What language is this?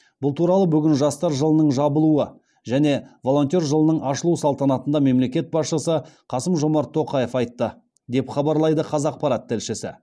Kazakh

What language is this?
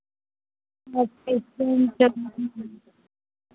Hindi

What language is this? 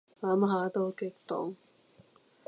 Cantonese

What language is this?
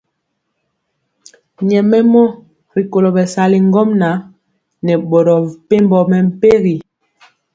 Mpiemo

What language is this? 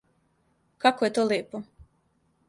Serbian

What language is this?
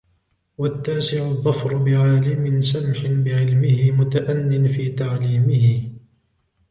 Arabic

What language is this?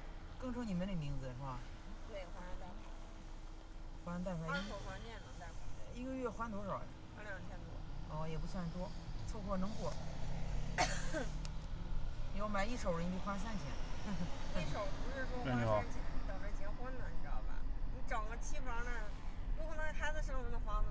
Chinese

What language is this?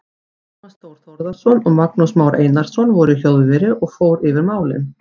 Icelandic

